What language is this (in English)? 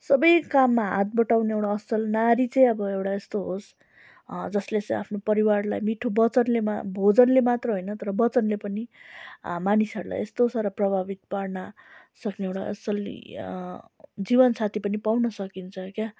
Nepali